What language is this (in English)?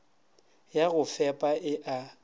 Northern Sotho